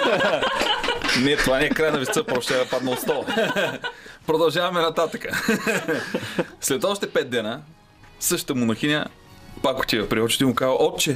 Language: Bulgarian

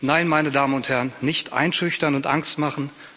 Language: German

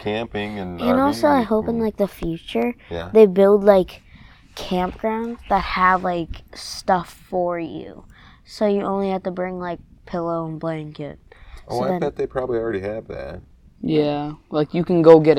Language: English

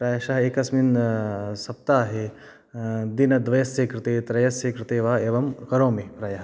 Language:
Sanskrit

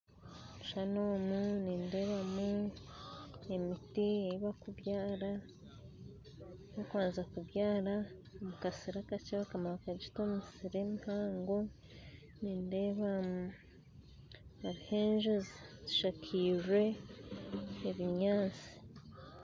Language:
Nyankole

